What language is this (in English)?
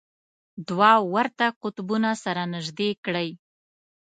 Pashto